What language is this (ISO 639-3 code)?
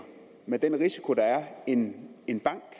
dan